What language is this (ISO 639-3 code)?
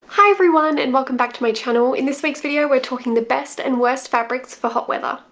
eng